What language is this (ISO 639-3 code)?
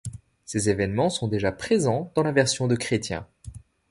fra